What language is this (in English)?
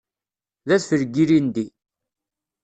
Kabyle